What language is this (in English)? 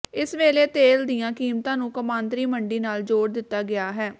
Punjabi